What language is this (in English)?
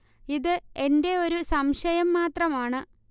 Malayalam